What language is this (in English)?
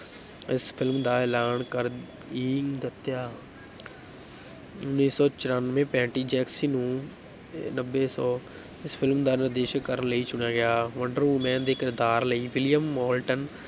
Punjabi